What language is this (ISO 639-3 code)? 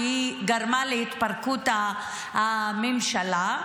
heb